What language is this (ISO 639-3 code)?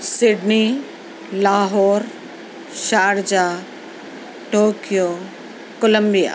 urd